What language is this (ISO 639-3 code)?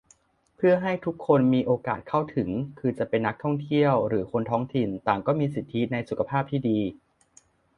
tha